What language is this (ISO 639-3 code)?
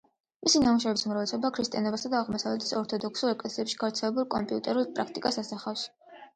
kat